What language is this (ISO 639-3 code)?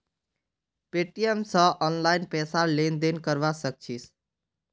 mag